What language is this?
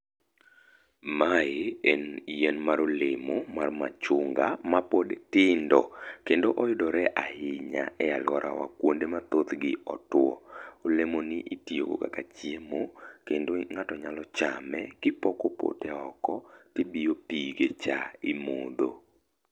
Luo (Kenya and Tanzania)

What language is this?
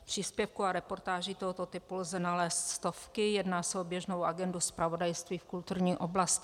Czech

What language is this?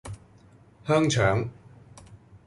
Cantonese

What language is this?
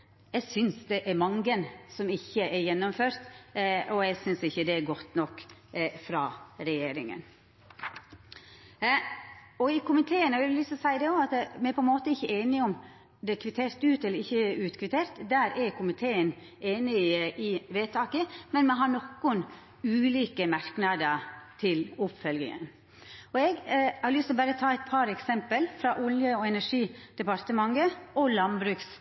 Norwegian Nynorsk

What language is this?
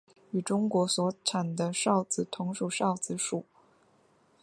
Chinese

